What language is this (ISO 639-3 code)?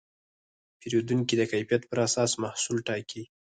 pus